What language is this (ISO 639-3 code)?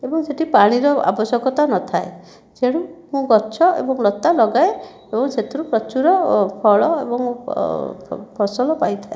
ori